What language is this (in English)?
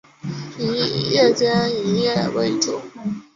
Chinese